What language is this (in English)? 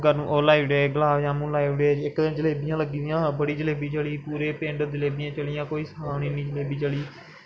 Dogri